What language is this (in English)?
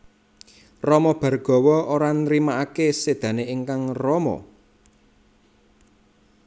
Javanese